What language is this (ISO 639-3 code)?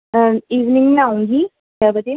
urd